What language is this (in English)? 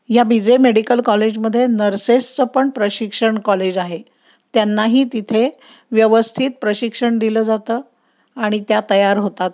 Marathi